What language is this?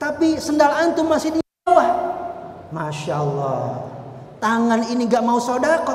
Indonesian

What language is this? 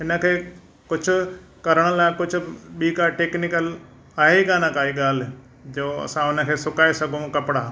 Sindhi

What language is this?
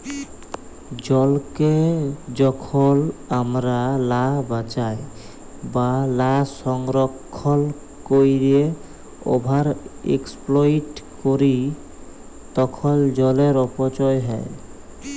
Bangla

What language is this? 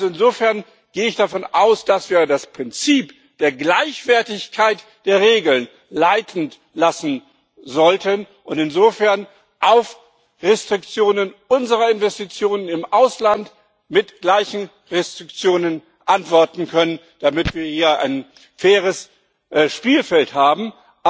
German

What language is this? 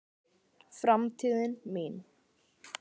Icelandic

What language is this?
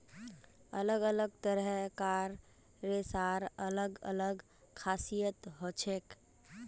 Magahi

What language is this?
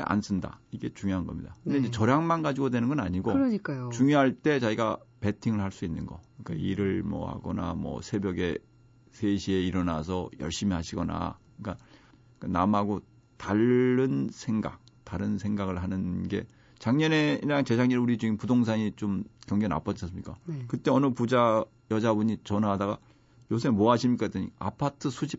Korean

